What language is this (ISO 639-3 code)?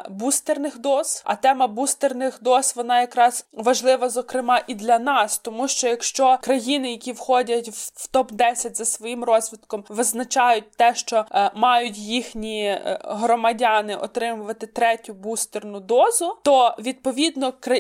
ukr